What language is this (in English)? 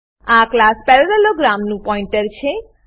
Gujarati